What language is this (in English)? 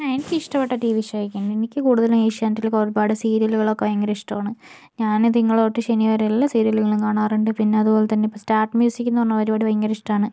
Malayalam